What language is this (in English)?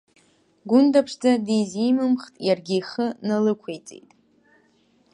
Abkhazian